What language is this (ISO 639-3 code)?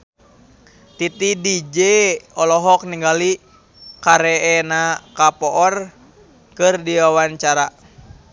sun